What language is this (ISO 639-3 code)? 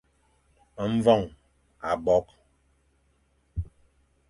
fan